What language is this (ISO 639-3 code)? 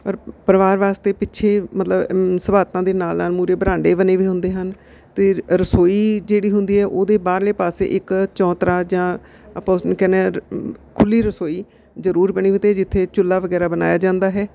pan